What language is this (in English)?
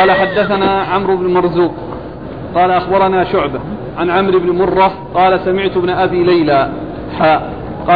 Arabic